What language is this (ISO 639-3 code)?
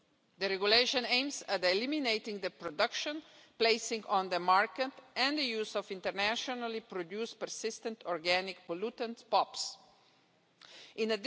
eng